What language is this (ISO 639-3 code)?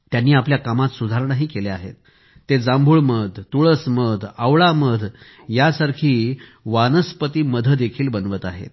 mar